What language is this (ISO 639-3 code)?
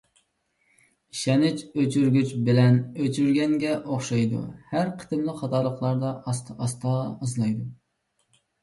uig